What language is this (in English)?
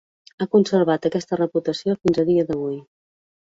Catalan